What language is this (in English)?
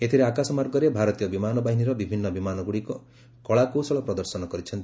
Odia